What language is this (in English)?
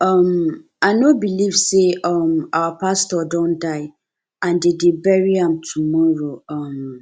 Nigerian Pidgin